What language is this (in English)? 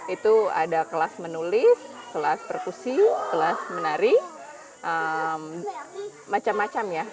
Indonesian